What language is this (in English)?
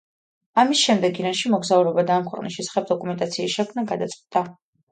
Georgian